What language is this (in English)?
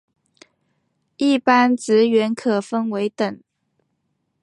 Chinese